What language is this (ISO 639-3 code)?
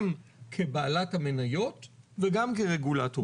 heb